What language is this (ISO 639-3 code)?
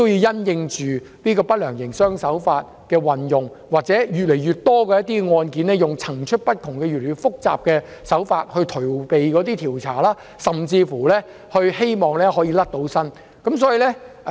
yue